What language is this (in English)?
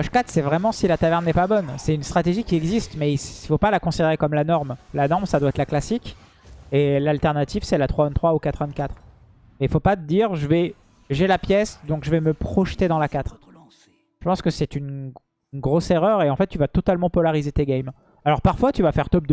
French